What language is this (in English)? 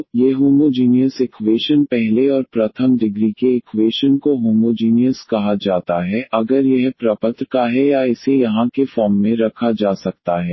Hindi